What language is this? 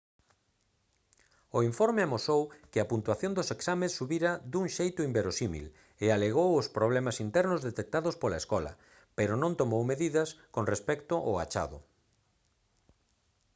Galician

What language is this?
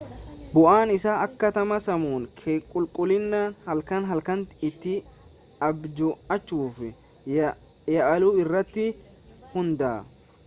Oromo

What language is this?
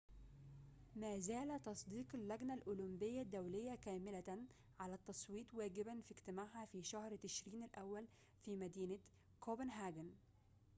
Arabic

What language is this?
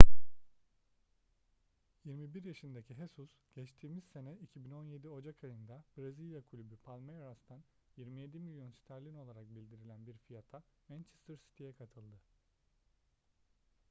Turkish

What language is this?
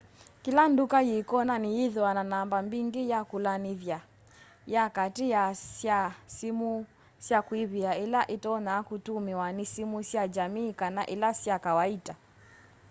Kamba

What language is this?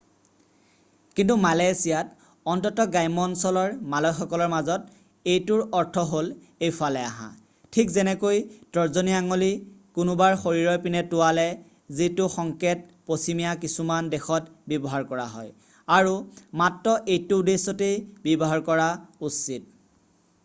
Assamese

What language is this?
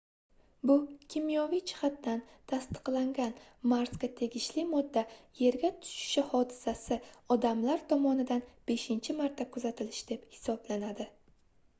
Uzbek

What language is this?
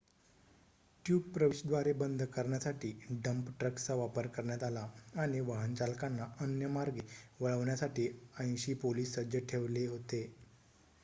Marathi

